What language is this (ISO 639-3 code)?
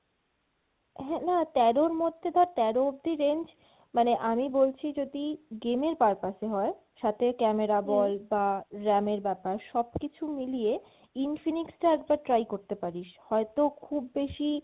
ben